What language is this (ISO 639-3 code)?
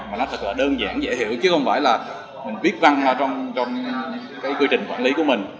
vie